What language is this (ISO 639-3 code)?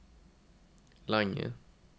nor